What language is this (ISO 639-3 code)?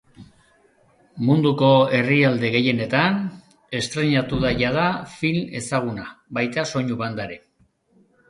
eus